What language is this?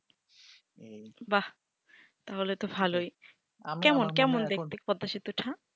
Bangla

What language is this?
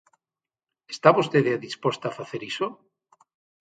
Galician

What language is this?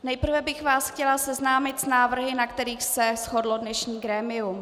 Czech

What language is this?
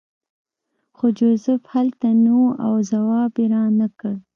Pashto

